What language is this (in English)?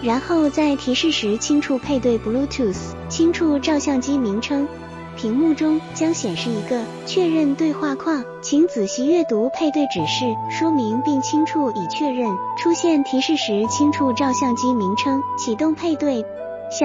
Chinese